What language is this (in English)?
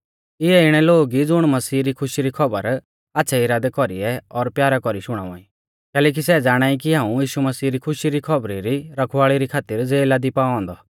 Mahasu Pahari